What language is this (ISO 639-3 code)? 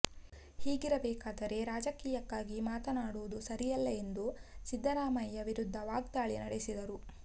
kan